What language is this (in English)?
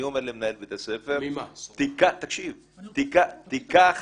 Hebrew